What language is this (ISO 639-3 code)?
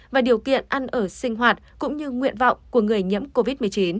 vie